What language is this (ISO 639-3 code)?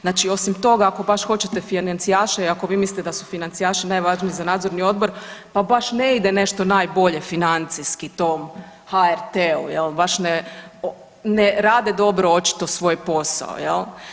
hrv